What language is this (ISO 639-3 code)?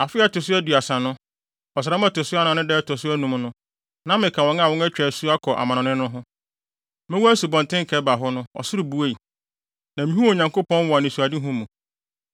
aka